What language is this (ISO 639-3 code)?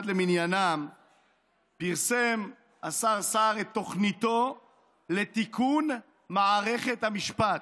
heb